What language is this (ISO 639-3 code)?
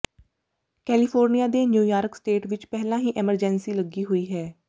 pan